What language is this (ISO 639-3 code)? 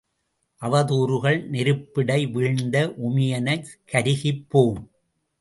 tam